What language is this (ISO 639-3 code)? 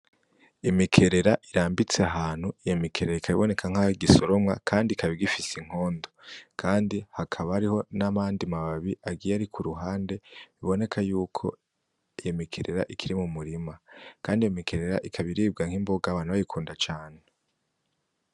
run